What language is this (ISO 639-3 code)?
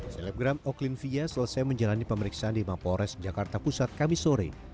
ind